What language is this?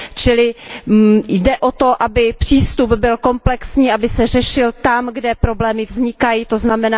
Czech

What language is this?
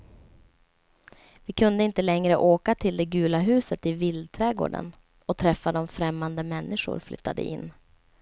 Swedish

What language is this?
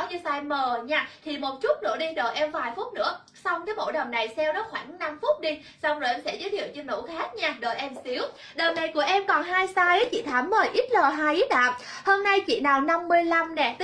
Vietnamese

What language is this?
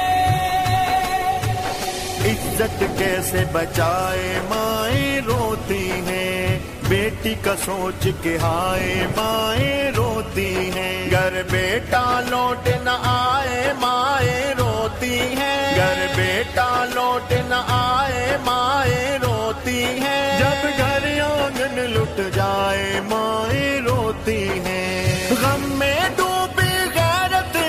Urdu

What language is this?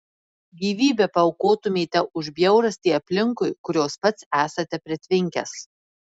Lithuanian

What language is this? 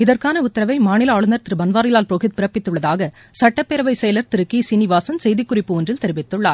Tamil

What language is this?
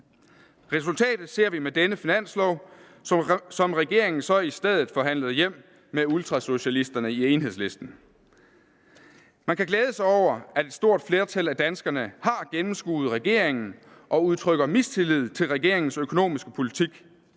Danish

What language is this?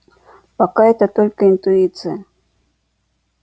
Russian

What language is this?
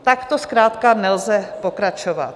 Czech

